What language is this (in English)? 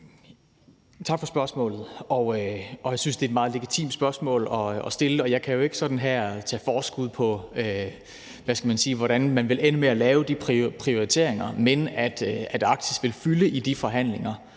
Danish